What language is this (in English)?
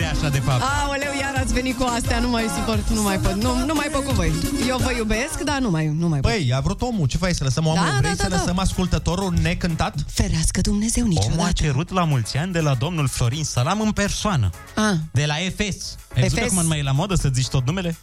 Romanian